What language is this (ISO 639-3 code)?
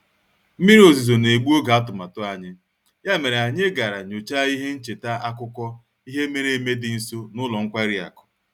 ibo